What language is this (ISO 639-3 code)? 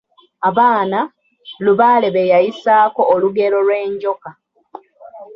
lug